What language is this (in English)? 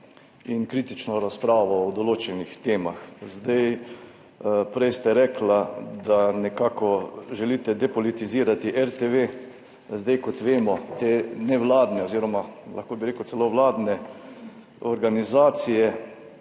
Slovenian